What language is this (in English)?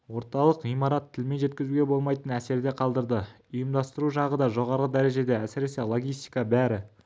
Kazakh